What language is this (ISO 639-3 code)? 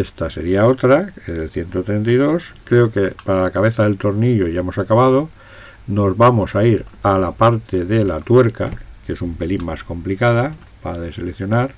spa